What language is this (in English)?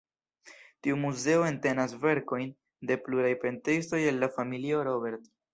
Esperanto